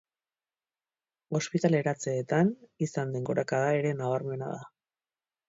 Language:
Basque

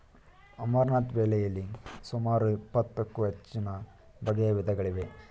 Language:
Kannada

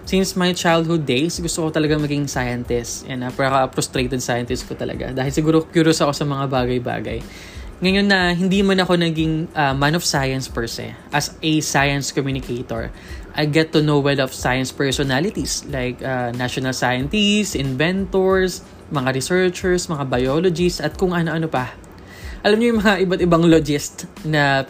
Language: Filipino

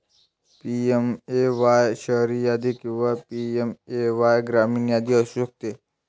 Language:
Marathi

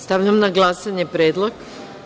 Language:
Serbian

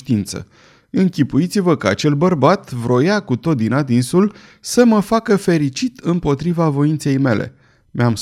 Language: Romanian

